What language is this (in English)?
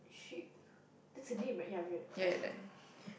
English